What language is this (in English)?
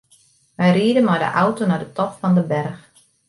Western Frisian